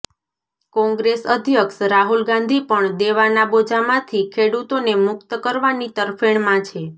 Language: Gujarati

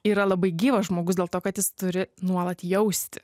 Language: Lithuanian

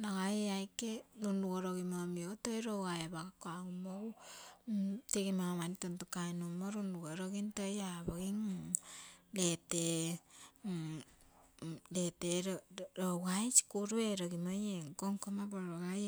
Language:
Terei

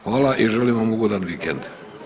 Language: Croatian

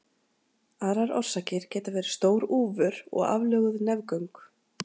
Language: Icelandic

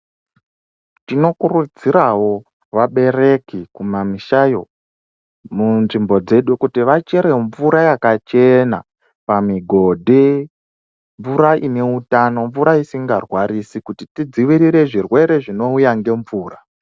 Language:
Ndau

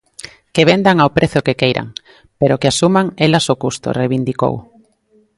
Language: Galician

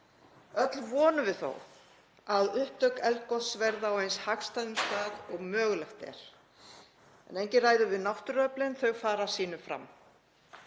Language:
Icelandic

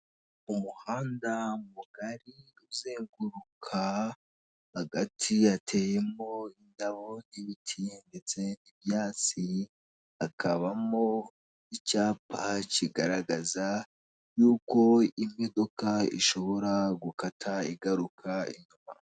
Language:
Kinyarwanda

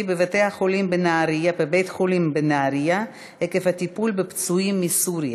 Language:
Hebrew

